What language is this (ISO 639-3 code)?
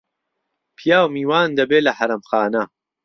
ckb